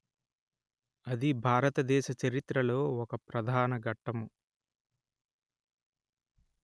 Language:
Telugu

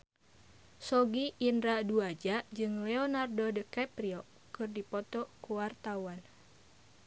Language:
Sundanese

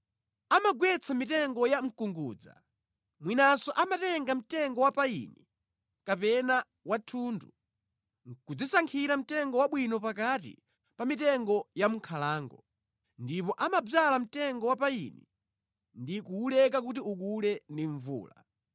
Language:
Nyanja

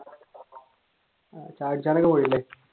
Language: Malayalam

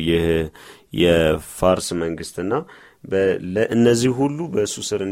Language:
Amharic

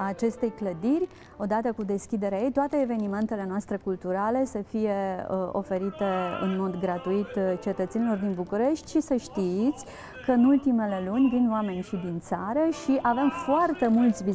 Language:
Romanian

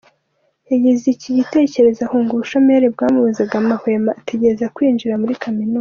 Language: Kinyarwanda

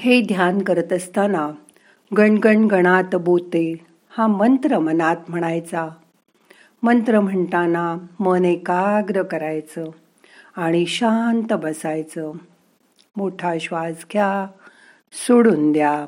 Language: Marathi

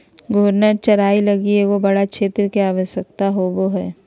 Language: Magahi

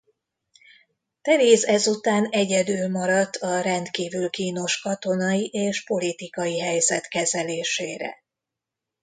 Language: Hungarian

